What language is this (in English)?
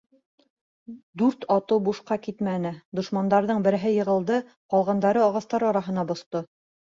Bashkir